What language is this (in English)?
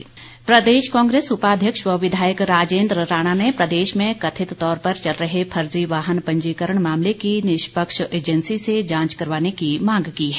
Hindi